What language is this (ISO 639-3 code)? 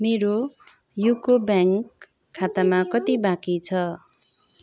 nep